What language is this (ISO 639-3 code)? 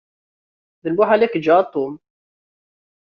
kab